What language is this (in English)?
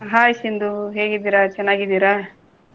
Kannada